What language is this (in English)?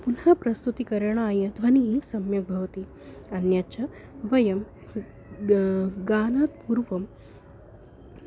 Sanskrit